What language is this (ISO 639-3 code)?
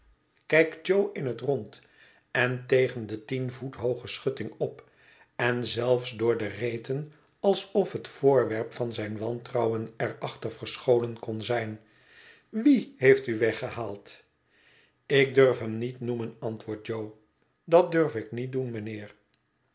nld